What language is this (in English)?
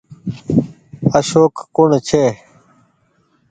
Goaria